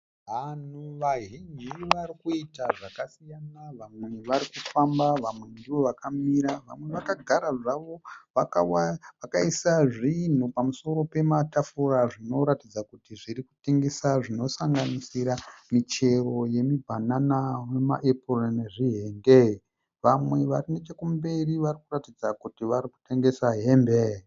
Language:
Shona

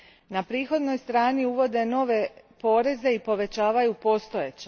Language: Croatian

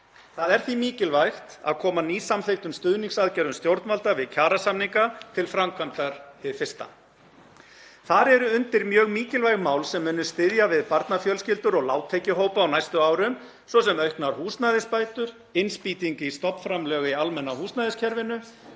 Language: Icelandic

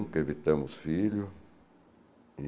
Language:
Portuguese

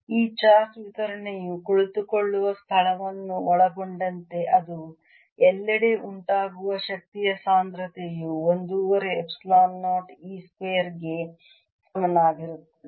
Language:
Kannada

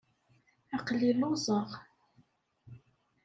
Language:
Kabyle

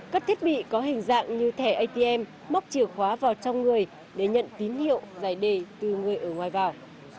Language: Vietnamese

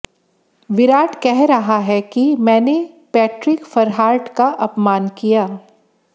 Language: Hindi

